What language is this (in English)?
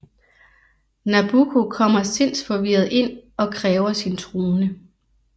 Danish